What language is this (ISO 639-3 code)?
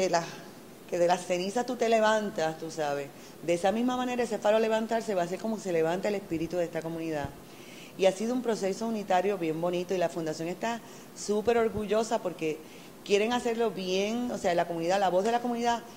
spa